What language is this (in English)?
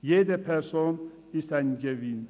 Swiss German